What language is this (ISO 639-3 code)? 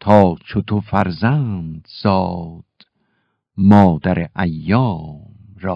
fas